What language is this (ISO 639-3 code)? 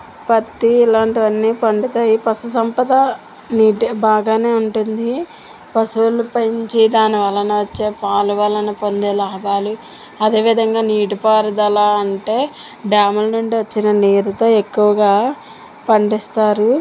tel